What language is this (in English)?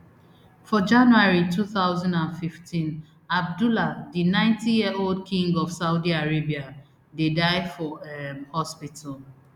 Nigerian Pidgin